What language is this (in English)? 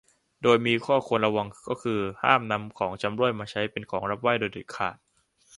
Thai